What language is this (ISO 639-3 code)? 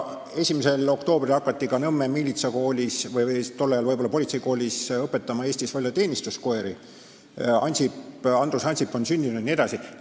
est